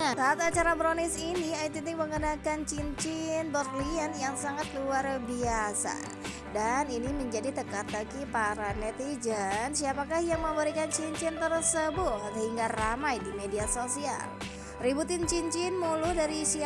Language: Indonesian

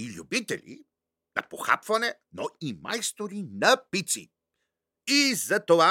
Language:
Bulgarian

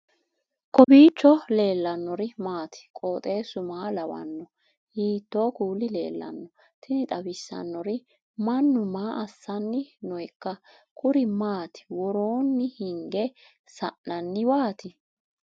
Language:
Sidamo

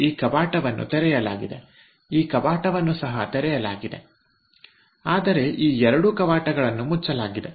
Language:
Kannada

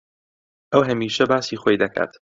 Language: Central Kurdish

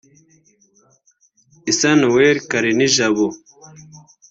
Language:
Kinyarwanda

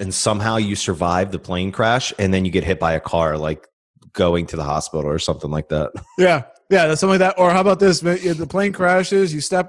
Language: English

